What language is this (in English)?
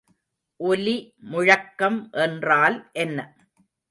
Tamil